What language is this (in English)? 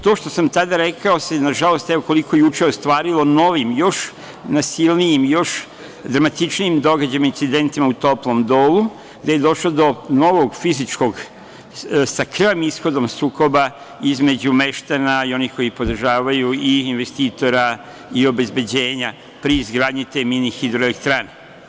Serbian